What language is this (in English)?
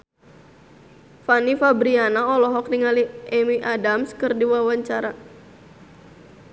Sundanese